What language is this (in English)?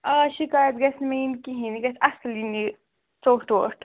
Kashmiri